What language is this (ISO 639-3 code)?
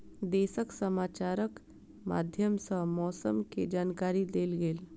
mai